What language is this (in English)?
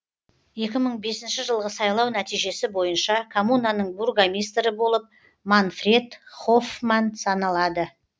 Kazakh